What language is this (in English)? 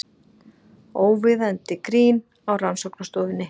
Icelandic